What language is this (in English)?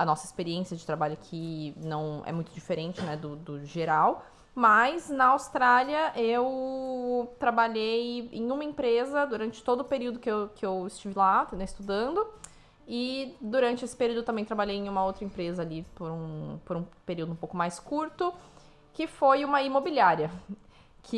Portuguese